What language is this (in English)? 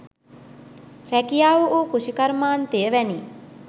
Sinhala